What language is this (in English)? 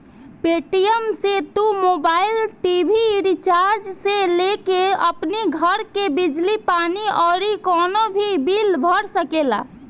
Bhojpuri